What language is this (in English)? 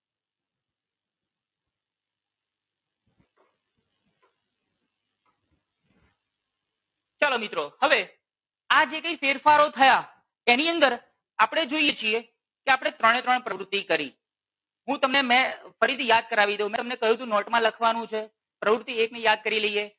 Gujarati